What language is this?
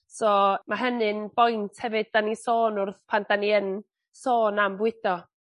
Welsh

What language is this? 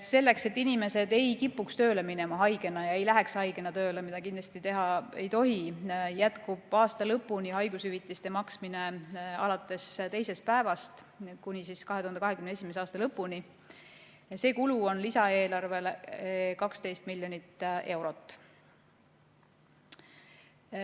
Estonian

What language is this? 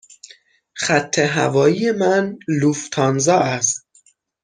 Persian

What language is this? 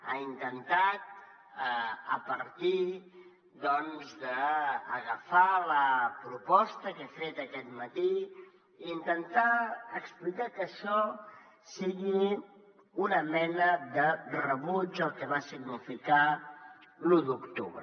Catalan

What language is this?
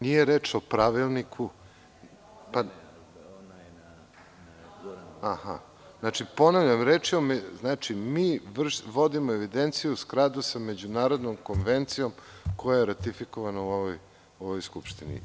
Serbian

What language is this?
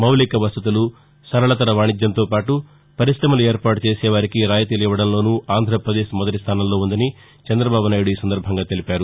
Telugu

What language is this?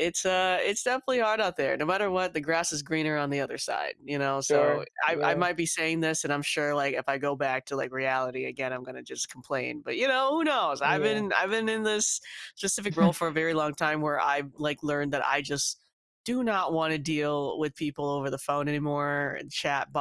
English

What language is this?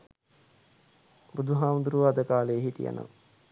Sinhala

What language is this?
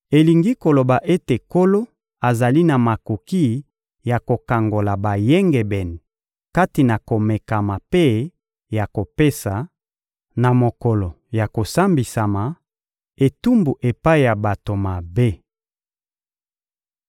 Lingala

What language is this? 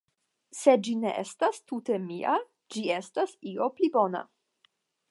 Esperanto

